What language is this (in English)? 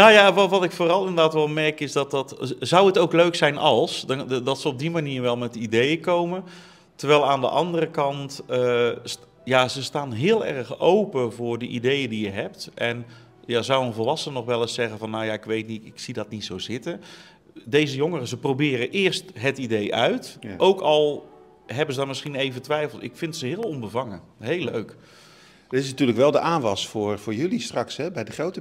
Dutch